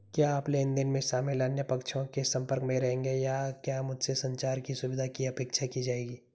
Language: Hindi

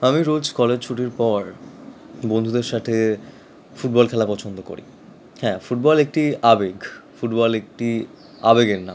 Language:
Bangla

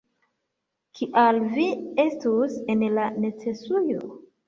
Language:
Esperanto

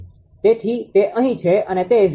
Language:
Gujarati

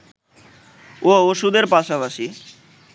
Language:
Bangla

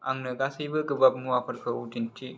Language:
Bodo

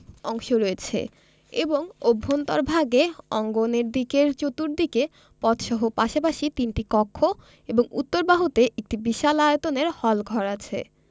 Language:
Bangla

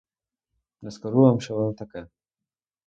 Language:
Ukrainian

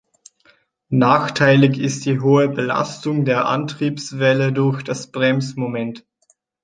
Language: German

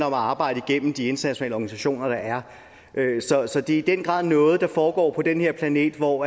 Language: Danish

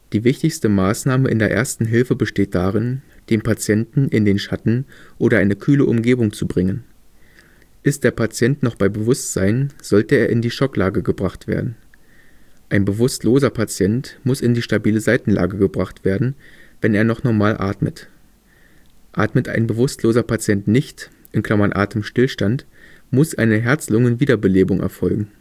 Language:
German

